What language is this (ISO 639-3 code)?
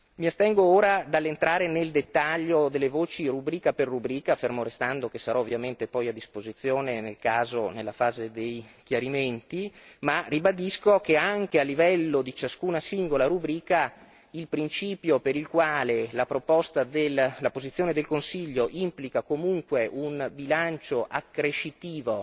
ita